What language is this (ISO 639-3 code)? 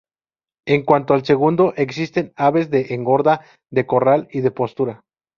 spa